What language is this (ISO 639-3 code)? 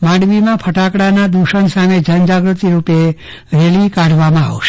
guj